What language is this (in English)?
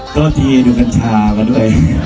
Thai